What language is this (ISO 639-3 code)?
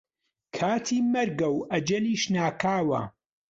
ckb